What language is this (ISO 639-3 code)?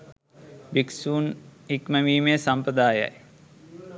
sin